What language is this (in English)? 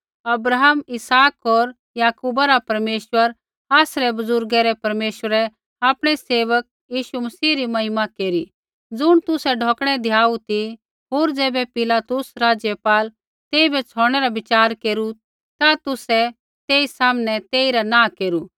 Kullu Pahari